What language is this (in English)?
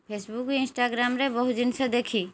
Odia